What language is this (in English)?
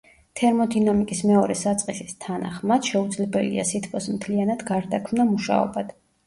Georgian